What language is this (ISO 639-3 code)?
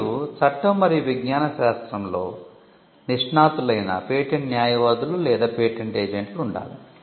tel